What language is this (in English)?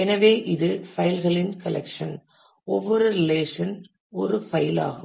Tamil